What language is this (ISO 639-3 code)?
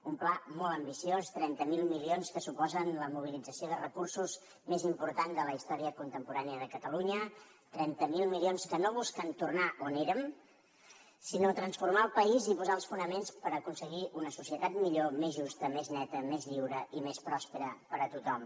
cat